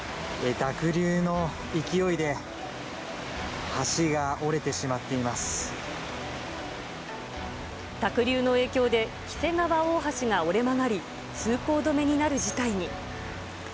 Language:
Japanese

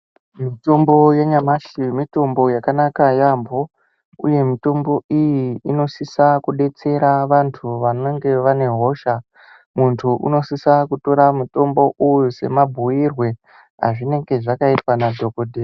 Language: Ndau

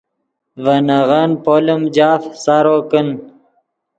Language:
Yidgha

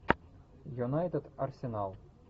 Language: Russian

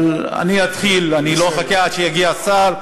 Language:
Hebrew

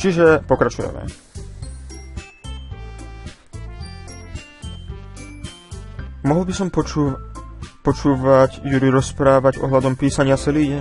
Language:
Polish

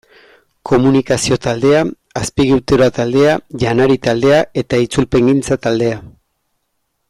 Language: Basque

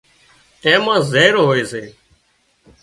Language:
Wadiyara Koli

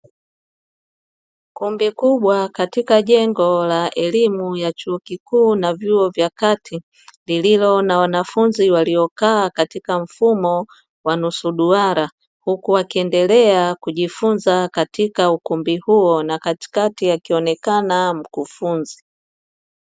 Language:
Swahili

